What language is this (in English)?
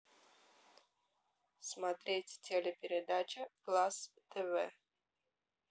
Russian